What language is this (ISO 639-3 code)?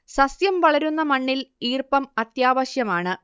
mal